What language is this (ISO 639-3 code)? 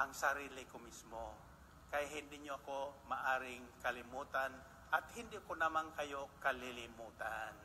fil